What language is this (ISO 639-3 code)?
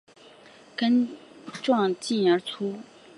zho